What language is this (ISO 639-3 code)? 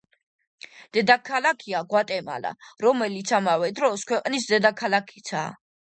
kat